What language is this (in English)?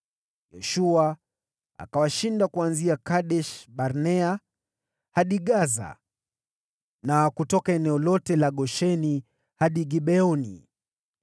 Swahili